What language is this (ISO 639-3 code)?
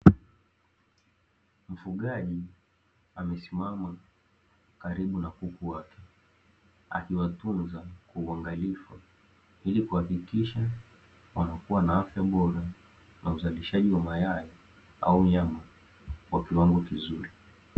swa